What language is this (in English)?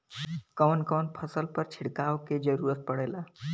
Bhojpuri